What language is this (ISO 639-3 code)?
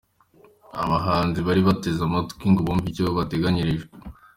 kin